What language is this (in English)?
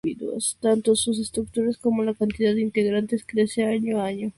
Spanish